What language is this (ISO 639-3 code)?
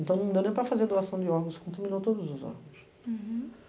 por